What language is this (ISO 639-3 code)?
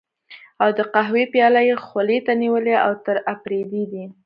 pus